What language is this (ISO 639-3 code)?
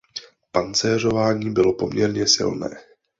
ces